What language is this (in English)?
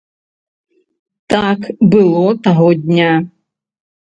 Belarusian